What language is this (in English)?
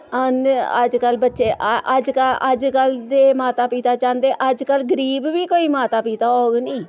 Dogri